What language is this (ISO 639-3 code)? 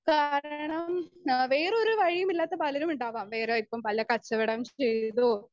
mal